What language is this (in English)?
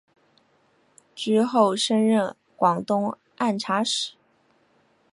Chinese